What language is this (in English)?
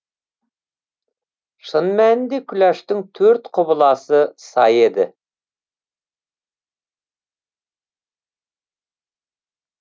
Kazakh